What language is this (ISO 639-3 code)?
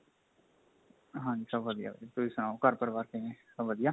pan